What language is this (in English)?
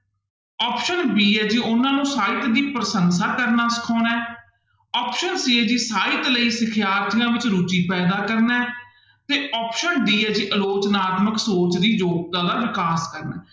Punjabi